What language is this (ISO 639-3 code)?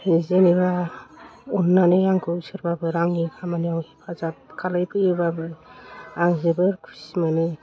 brx